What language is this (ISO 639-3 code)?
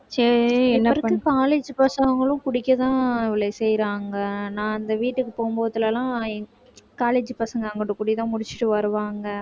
tam